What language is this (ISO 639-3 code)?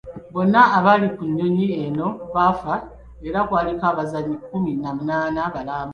lug